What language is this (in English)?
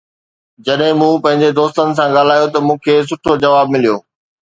Sindhi